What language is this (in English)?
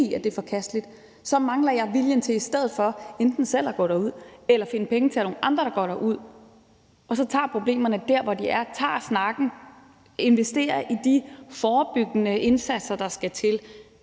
Danish